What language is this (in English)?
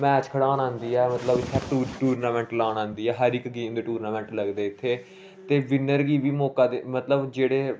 Dogri